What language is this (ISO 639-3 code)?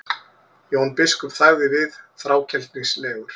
isl